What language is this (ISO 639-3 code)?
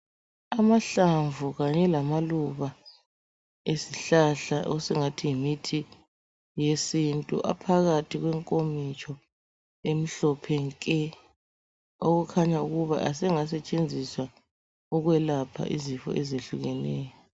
nde